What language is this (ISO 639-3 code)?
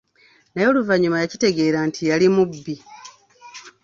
lug